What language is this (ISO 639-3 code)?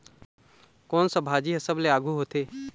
hne